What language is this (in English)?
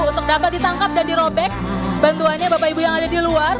Indonesian